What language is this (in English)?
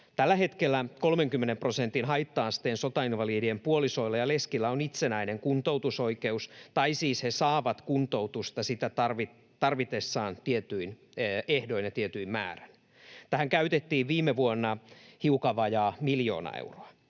Finnish